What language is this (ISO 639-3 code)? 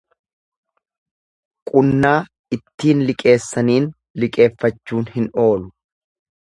orm